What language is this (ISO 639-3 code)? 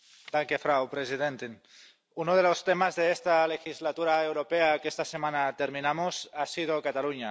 spa